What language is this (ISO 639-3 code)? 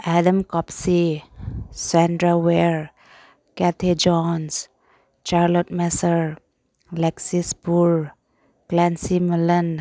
mni